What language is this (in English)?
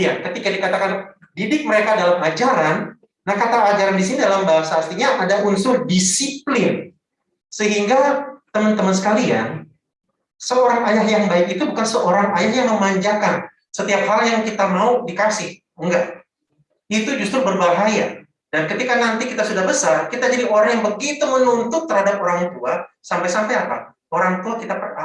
Indonesian